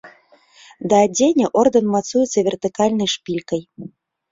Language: Belarusian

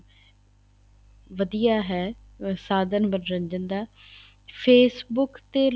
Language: Punjabi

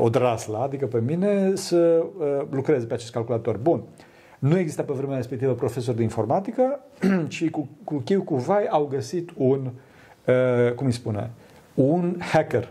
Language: Romanian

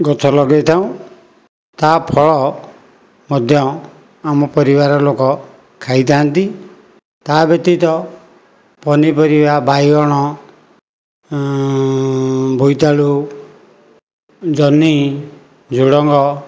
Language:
Odia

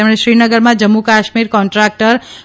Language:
Gujarati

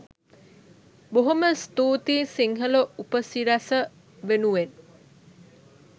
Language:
Sinhala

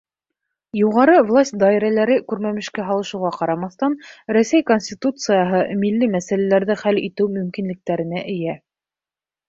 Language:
Bashkir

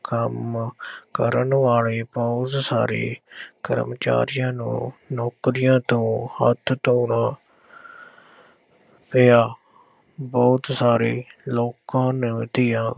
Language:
Punjabi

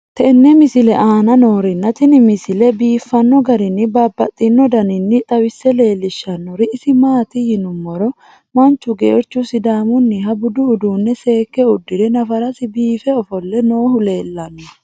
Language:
Sidamo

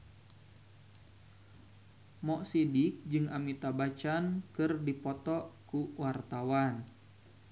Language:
Sundanese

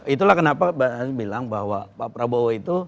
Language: Indonesian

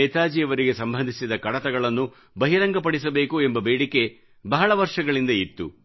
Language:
Kannada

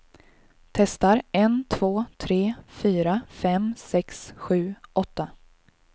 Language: Swedish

